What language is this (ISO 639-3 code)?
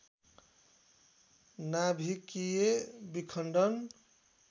nep